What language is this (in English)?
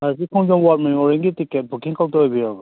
Manipuri